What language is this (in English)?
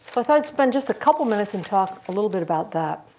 English